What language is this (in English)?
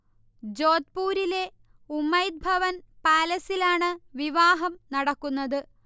Malayalam